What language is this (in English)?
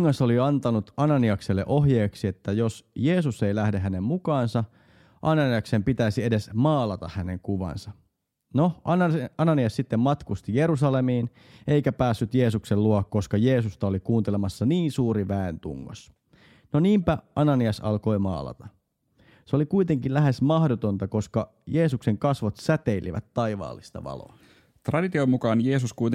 Finnish